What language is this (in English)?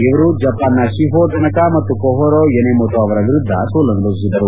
Kannada